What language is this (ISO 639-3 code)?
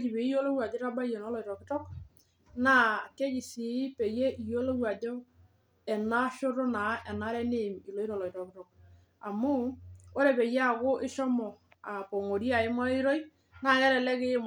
mas